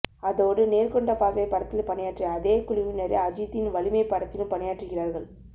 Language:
Tamil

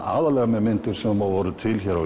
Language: Icelandic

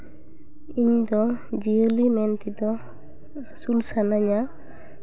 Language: Santali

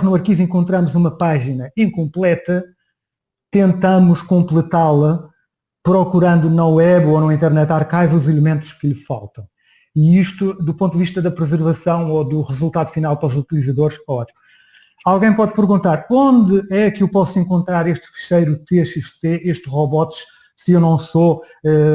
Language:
Portuguese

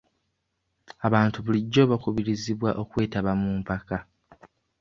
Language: Ganda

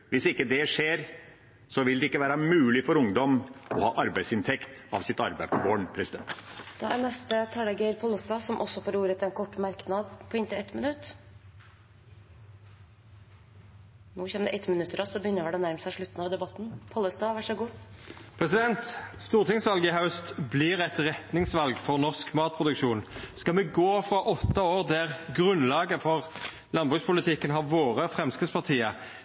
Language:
Norwegian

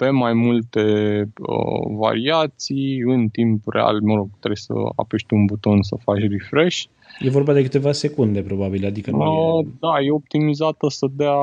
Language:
Romanian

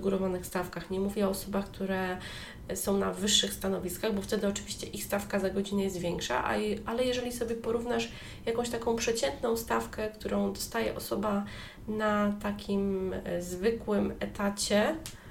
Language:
Polish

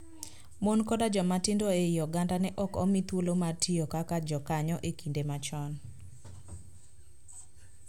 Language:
Luo (Kenya and Tanzania)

